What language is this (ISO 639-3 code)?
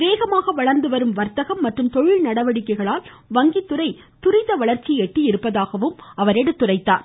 tam